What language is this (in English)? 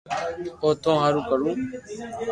Loarki